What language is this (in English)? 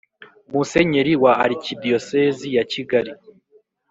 Kinyarwanda